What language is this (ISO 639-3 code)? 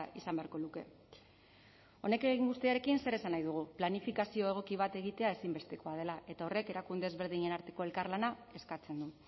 eus